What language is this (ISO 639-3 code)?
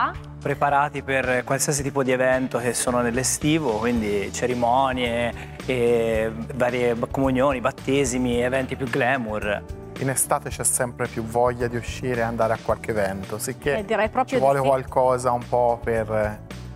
ita